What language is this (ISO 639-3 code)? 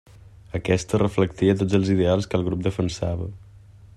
cat